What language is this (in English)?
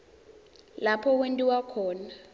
Swati